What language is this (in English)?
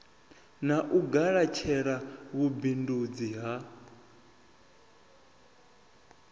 Venda